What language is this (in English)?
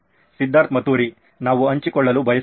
Kannada